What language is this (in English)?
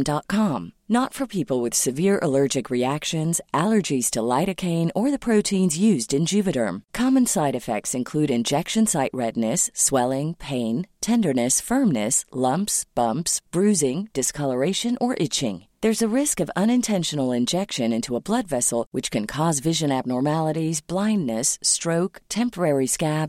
Persian